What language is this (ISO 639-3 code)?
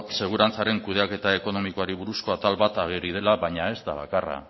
eus